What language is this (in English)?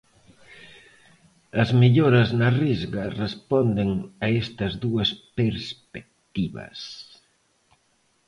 Galician